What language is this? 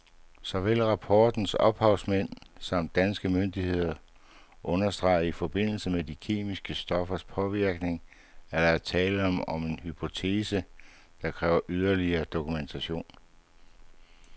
Danish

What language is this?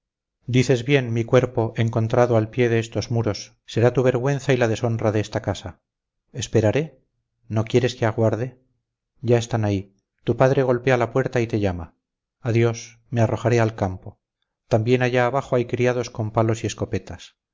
Spanish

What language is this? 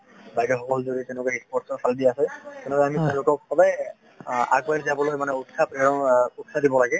Assamese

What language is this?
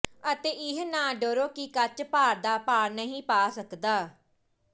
Punjabi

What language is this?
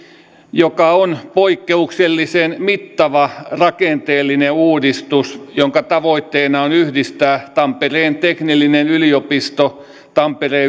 Finnish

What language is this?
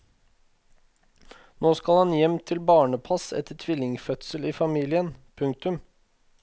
Norwegian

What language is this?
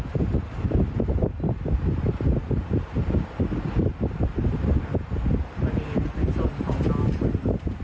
Thai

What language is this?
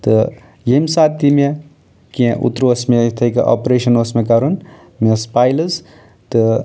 Kashmiri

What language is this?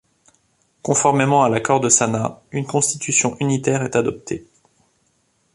French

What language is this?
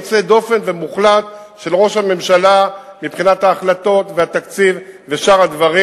Hebrew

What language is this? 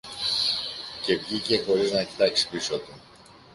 Greek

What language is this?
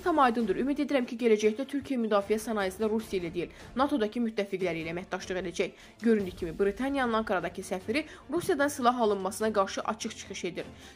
Turkish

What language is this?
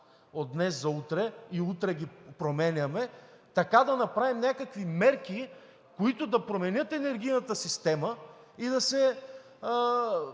Bulgarian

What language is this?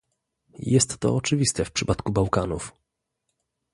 Polish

